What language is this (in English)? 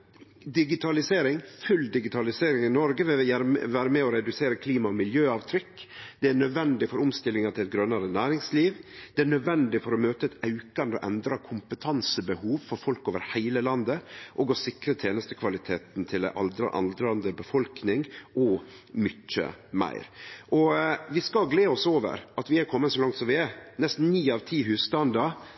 Norwegian Nynorsk